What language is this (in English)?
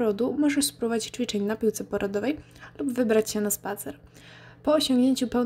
Polish